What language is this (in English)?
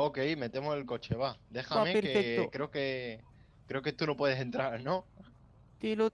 Spanish